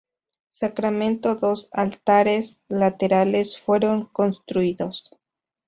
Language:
Spanish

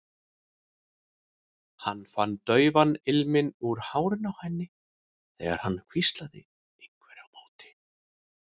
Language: Icelandic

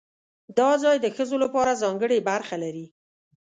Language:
Pashto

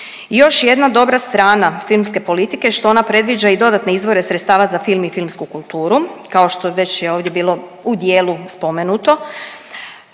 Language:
Croatian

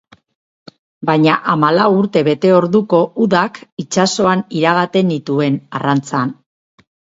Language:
Basque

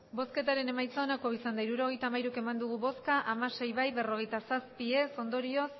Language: Basque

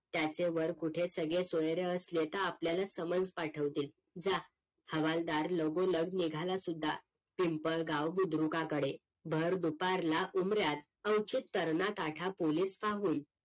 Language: Marathi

